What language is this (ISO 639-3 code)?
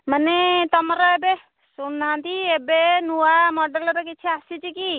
ori